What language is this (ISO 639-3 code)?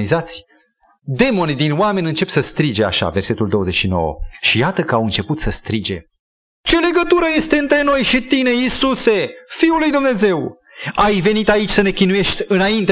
ron